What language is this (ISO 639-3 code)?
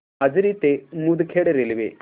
mar